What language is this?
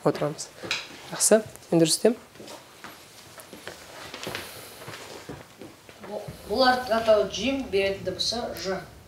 Turkish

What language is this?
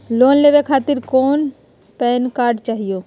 Magahi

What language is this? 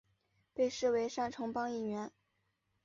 Chinese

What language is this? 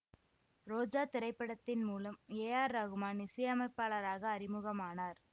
Tamil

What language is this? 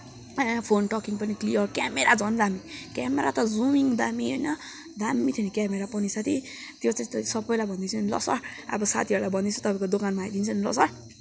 Nepali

